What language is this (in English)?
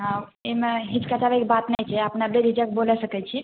Maithili